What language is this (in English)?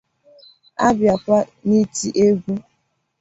Igbo